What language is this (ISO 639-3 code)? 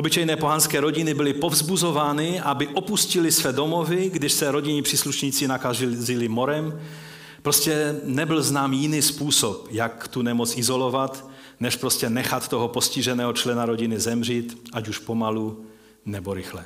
ces